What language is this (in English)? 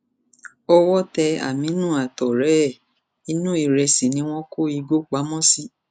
Yoruba